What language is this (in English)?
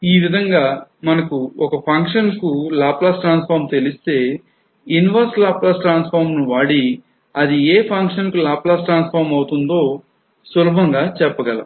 Telugu